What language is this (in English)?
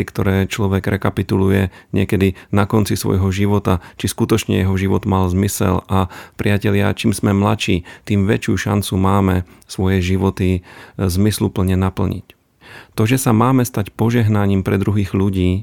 Slovak